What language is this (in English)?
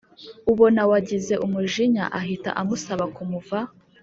Kinyarwanda